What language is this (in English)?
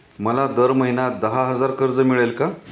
Marathi